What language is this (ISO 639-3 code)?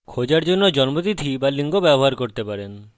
ben